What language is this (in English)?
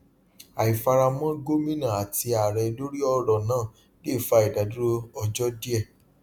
Yoruba